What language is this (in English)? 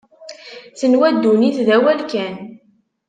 Kabyle